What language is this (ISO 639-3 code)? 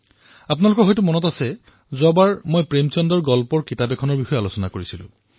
asm